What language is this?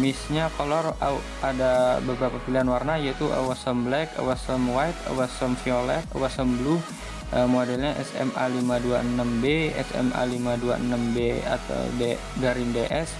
Indonesian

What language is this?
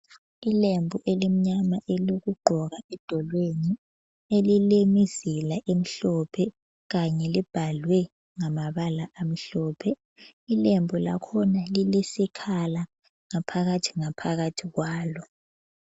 North Ndebele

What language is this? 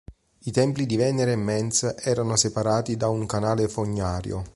Italian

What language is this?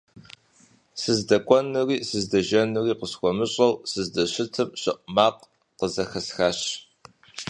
Kabardian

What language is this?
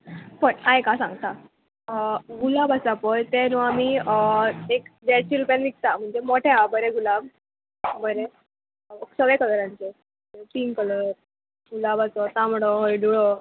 Konkani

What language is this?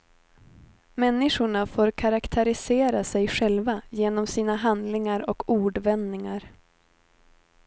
Swedish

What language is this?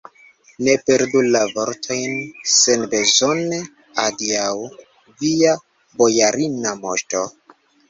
Esperanto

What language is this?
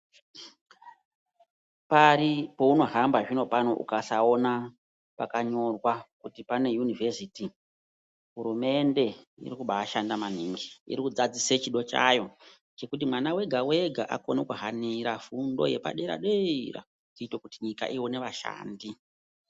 Ndau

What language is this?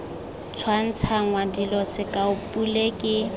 Tswana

